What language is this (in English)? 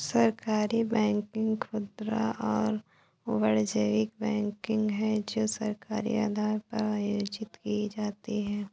Hindi